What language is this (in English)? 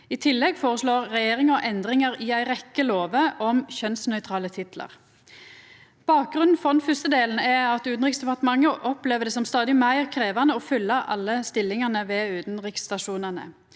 Norwegian